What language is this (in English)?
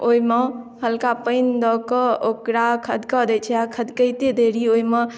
Maithili